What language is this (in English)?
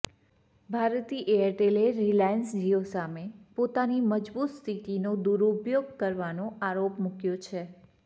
Gujarati